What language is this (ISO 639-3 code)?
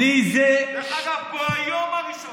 heb